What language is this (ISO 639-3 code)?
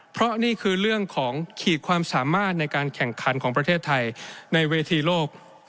tha